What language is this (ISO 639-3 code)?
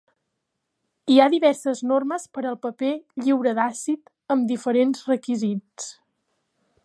cat